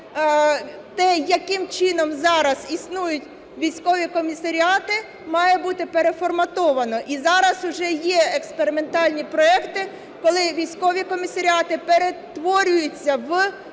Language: Ukrainian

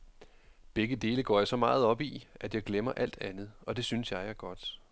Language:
Danish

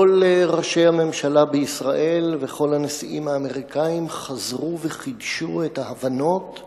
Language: Hebrew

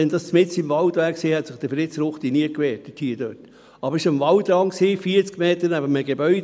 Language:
Swiss German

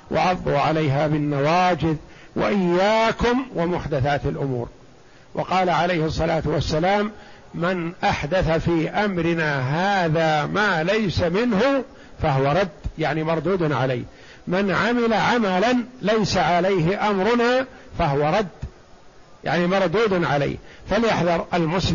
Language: Arabic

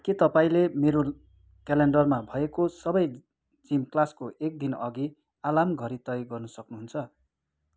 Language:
Nepali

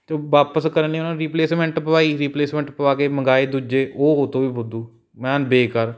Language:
Punjabi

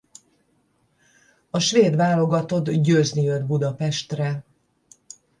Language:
Hungarian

